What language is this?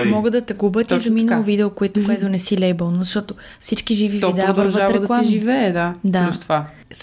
Bulgarian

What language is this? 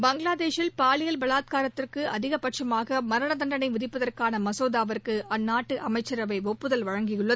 Tamil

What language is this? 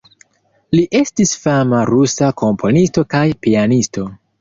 Esperanto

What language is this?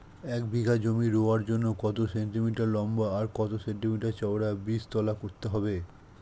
Bangla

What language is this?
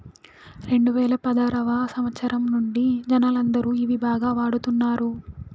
Telugu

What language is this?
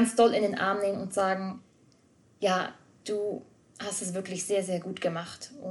German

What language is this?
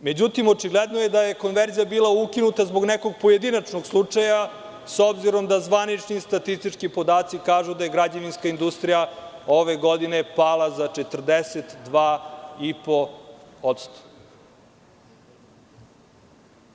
Serbian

